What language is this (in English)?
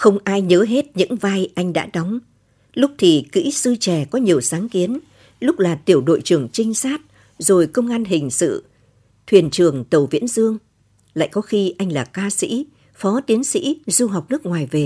Vietnamese